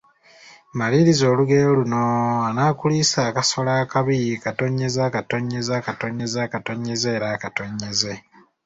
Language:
Ganda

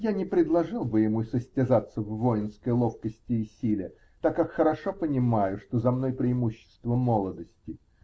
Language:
Russian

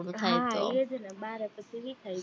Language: Gujarati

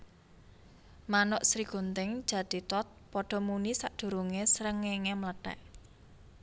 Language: Javanese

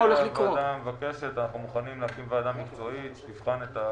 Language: Hebrew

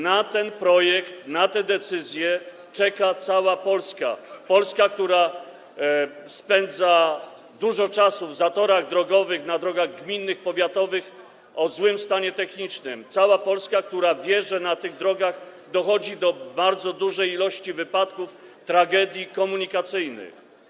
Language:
Polish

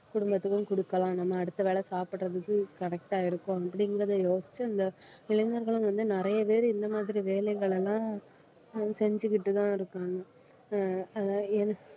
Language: Tamil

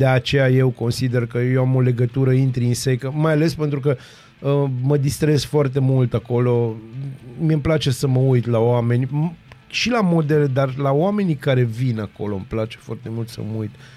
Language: Romanian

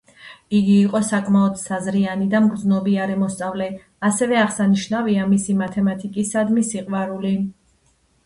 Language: Georgian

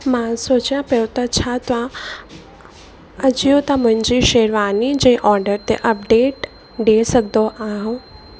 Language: Sindhi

